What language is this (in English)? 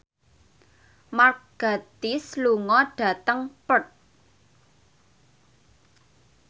Javanese